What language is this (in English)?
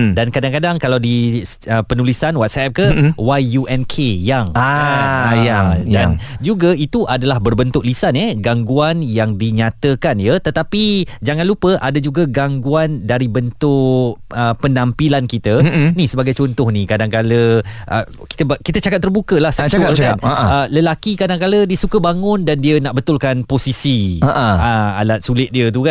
Malay